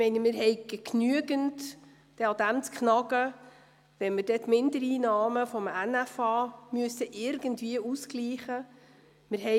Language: Swiss German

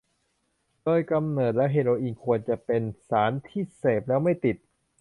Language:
Thai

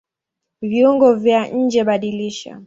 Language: Swahili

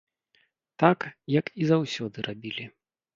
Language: Belarusian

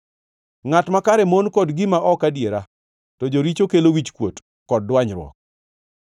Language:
Luo (Kenya and Tanzania)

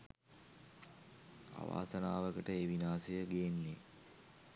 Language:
Sinhala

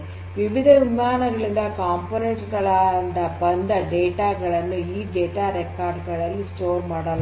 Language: Kannada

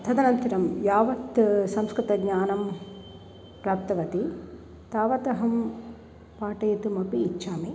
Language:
Sanskrit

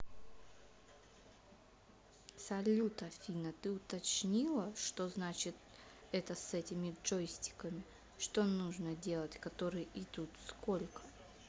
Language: Russian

